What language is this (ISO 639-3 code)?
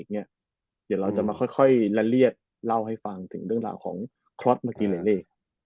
tha